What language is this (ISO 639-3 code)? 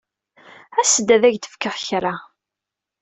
kab